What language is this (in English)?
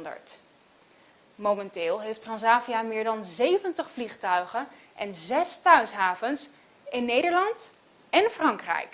Dutch